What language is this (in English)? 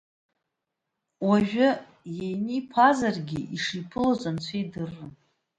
Abkhazian